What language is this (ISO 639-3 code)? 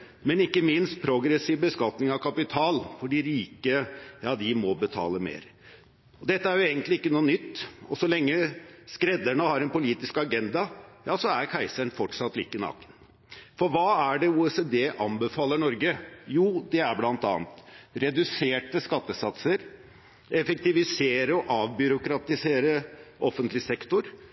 nob